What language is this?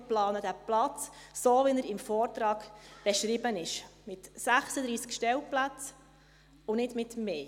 Swiss German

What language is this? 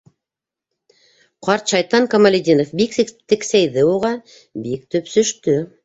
Bashkir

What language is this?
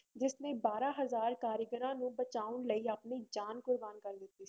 Punjabi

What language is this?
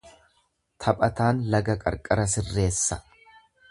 Oromo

